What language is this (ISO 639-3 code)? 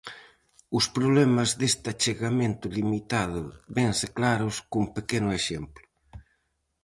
glg